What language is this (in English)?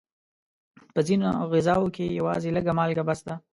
Pashto